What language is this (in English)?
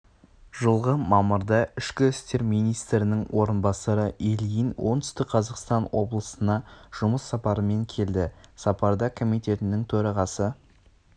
Kazakh